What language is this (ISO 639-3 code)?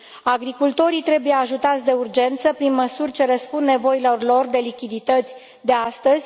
ron